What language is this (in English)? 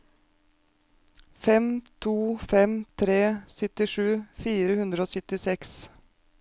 Norwegian